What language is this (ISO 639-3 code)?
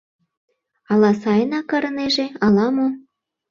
chm